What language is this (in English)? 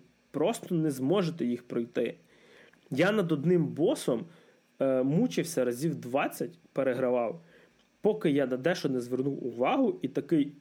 Ukrainian